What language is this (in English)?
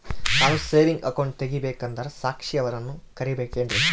Kannada